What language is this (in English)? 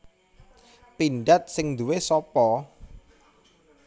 Javanese